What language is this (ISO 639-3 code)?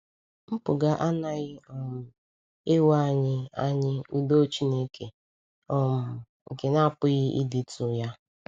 ibo